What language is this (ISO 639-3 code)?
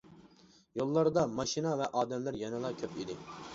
uig